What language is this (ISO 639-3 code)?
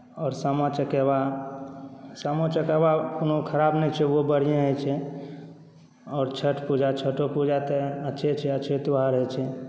mai